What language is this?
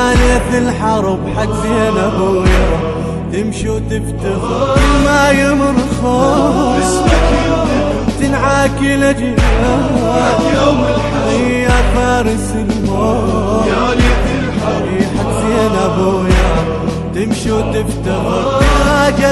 Arabic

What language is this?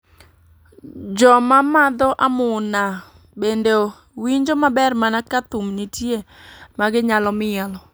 Luo (Kenya and Tanzania)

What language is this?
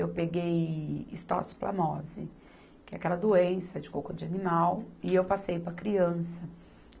Portuguese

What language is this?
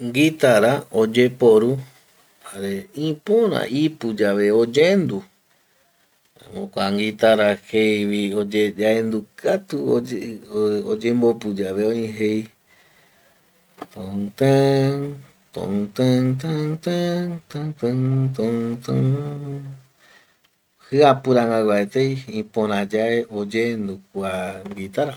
Eastern Bolivian Guaraní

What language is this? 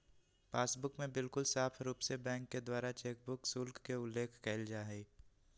Magahi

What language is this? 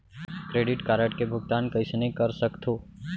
Chhattisgarhi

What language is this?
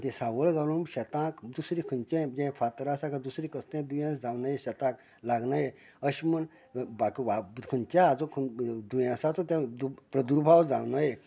Konkani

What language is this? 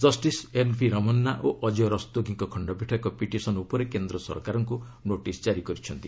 Odia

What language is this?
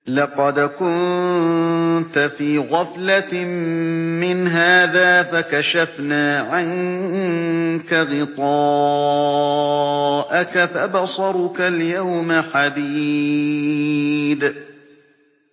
Arabic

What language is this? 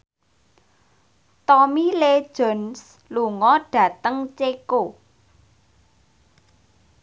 Javanese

